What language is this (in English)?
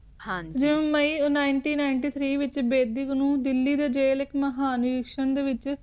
Punjabi